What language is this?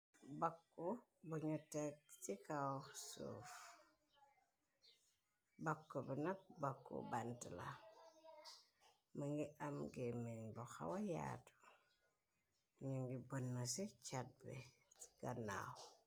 Wolof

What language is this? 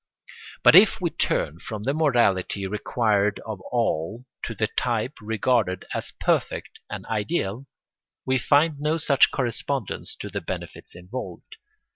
English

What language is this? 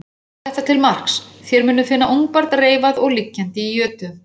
Icelandic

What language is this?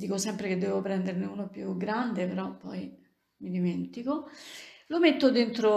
Italian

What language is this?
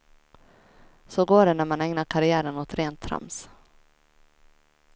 Swedish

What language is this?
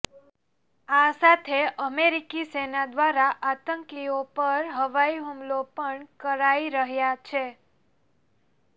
Gujarati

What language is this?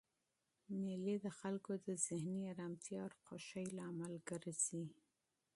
Pashto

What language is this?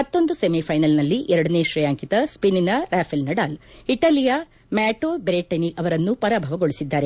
Kannada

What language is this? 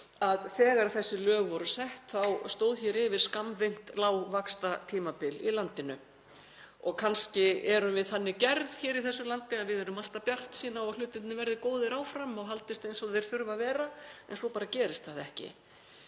Icelandic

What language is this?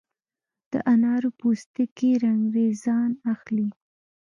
Pashto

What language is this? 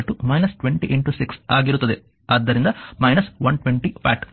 Kannada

